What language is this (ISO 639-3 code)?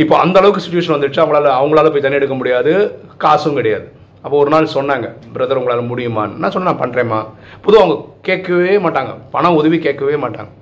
tam